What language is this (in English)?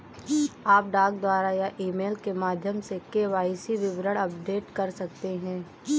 Hindi